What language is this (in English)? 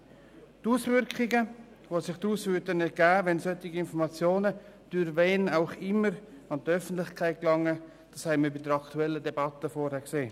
Swiss German